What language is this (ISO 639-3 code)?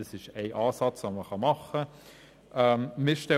gsw